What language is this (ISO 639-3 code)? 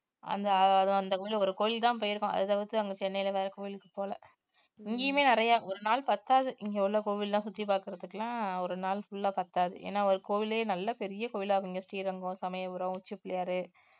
tam